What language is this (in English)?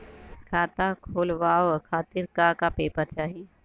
Bhojpuri